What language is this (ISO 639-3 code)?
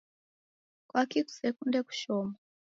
dav